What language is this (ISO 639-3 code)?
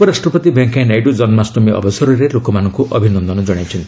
ori